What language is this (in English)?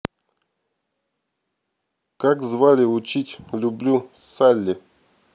Russian